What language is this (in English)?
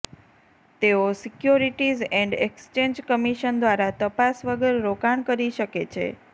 Gujarati